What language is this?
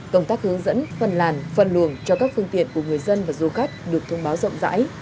Vietnamese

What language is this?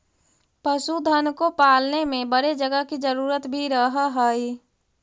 Magahi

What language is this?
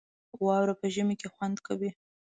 Pashto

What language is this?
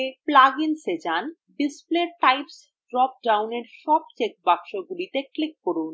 Bangla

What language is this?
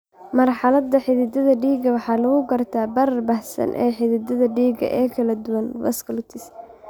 Somali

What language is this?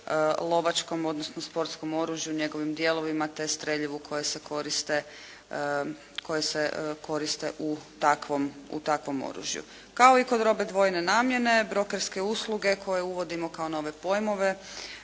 Croatian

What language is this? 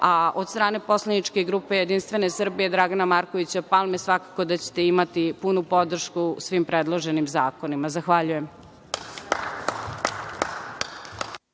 Serbian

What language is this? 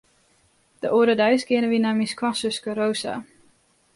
Western Frisian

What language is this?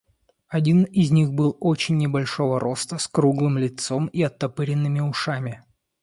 Russian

